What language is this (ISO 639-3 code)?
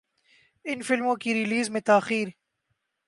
urd